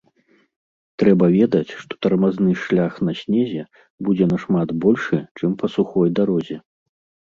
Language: Belarusian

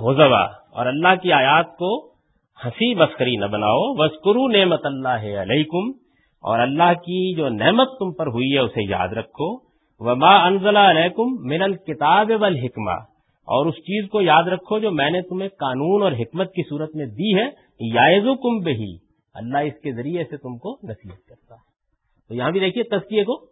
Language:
Urdu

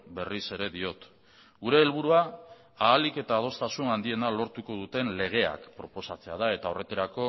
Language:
Basque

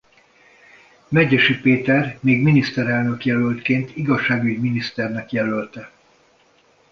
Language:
Hungarian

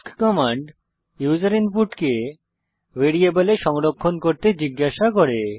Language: Bangla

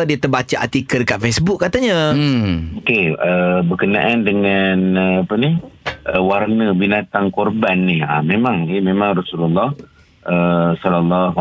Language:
Malay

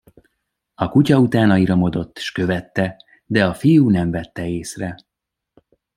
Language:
Hungarian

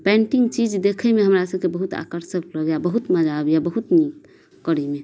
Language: Maithili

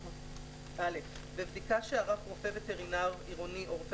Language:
Hebrew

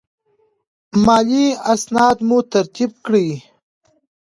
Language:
Pashto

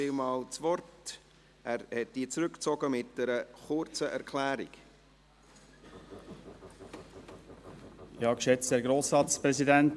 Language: Swiss German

